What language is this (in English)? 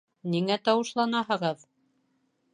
Bashkir